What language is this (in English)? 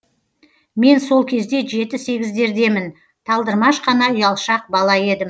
Kazakh